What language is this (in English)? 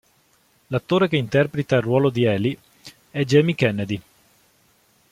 Italian